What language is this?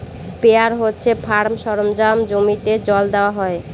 Bangla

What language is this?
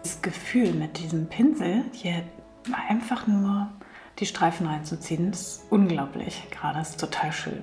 German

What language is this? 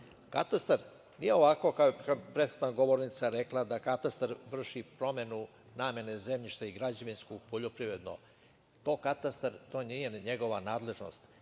Serbian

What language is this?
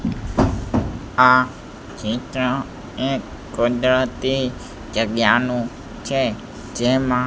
Gujarati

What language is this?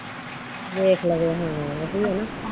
Punjabi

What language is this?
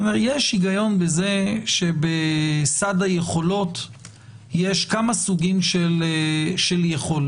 Hebrew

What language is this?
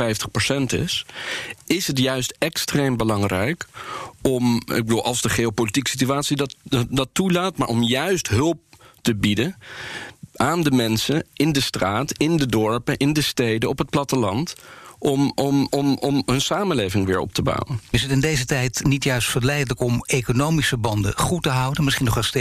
Dutch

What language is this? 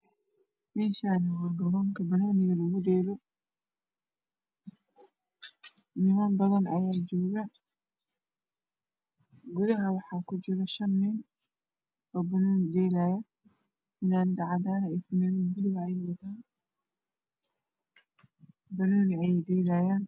Somali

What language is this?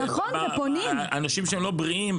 Hebrew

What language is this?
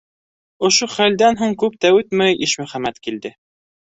Bashkir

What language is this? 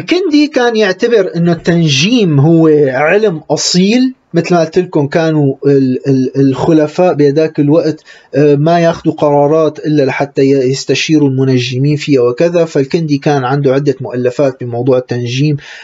Arabic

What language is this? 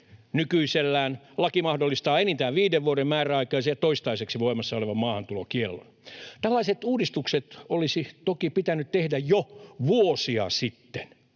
Finnish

